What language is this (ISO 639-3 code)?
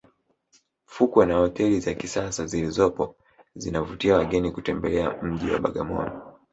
swa